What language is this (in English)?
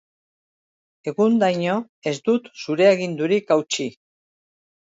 Basque